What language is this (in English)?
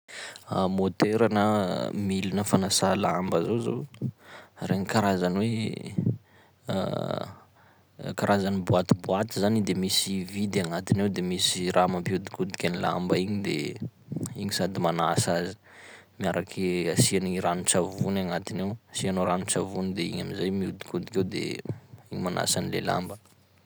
Sakalava Malagasy